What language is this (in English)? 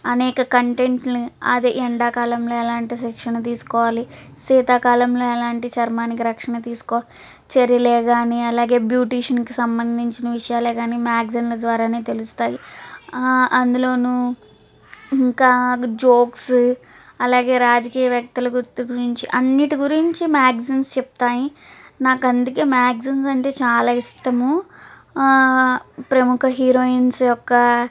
Telugu